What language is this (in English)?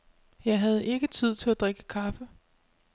Danish